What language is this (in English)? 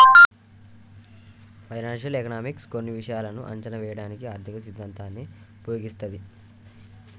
Telugu